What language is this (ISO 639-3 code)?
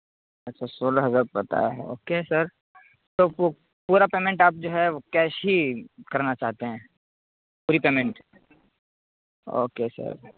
urd